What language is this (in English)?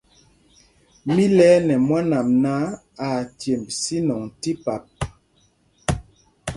Mpumpong